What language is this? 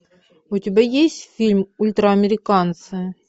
Russian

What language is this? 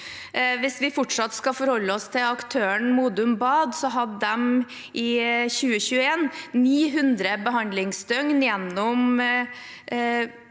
Norwegian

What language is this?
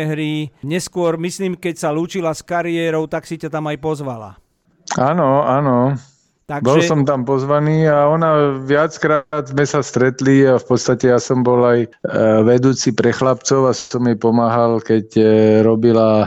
Slovak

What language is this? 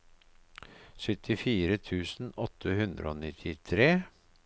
Norwegian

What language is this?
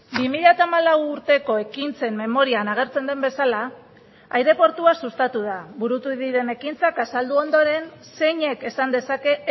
Basque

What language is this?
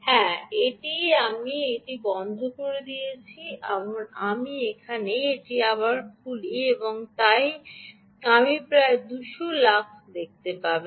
Bangla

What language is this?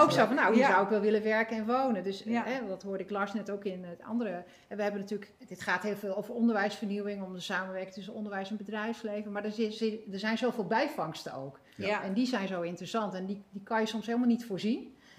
Dutch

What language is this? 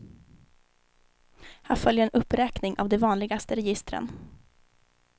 Swedish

